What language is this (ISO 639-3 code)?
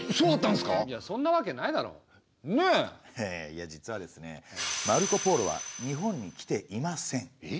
jpn